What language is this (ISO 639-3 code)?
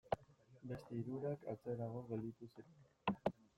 eus